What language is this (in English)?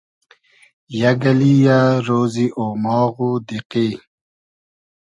Hazaragi